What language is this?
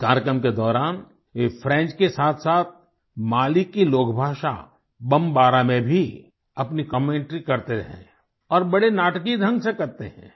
Hindi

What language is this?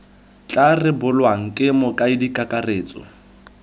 Tswana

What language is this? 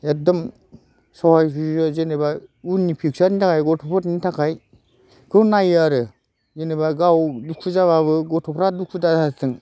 Bodo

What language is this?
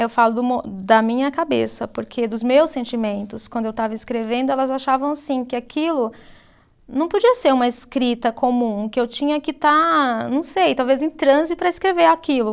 Portuguese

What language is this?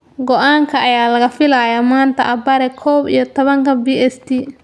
Somali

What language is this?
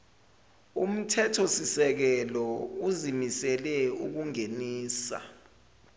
Zulu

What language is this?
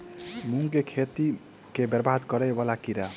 Maithili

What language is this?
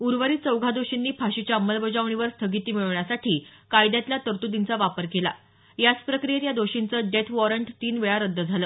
Marathi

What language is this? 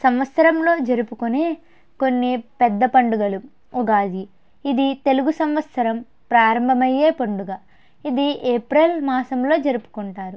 Telugu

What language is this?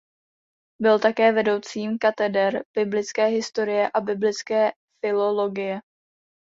Czech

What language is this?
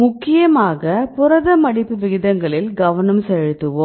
Tamil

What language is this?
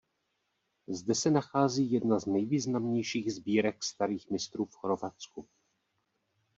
Czech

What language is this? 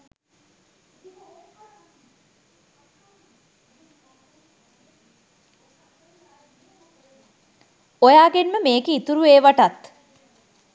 Sinhala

